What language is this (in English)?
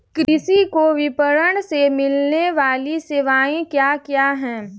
Hindi